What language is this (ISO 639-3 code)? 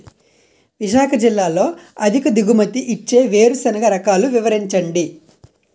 tel